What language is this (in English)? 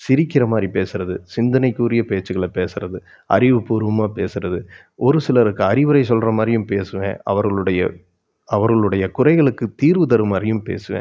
Tamil